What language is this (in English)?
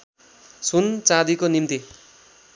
Nepali